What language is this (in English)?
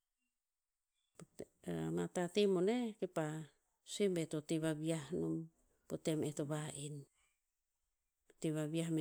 Tinputz